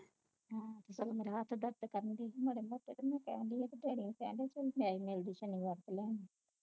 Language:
Punjabi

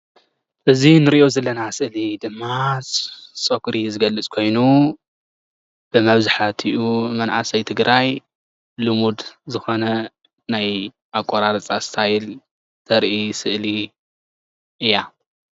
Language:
Tigrinya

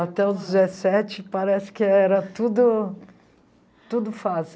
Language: Portuguese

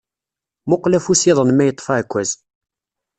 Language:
Kabyle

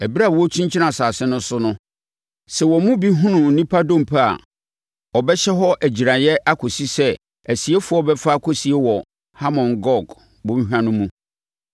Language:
Akan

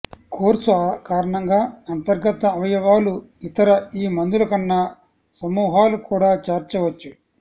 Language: Telugu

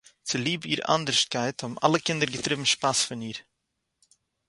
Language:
Yiddish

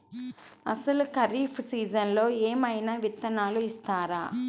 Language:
Telugu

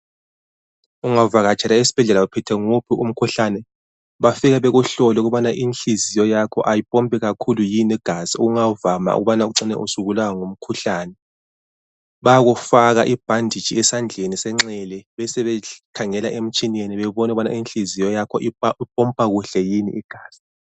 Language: North Ndebele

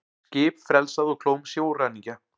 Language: Icelandic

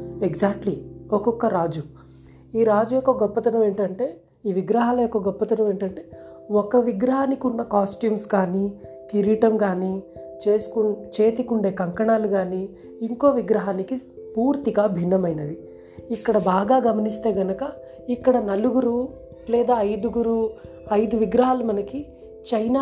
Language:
Telugu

